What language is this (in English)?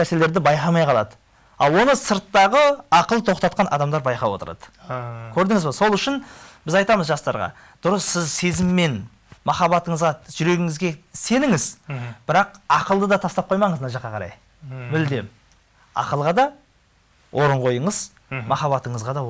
Turkish